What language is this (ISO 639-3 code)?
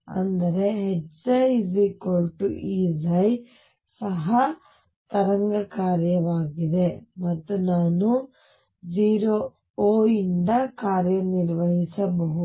kan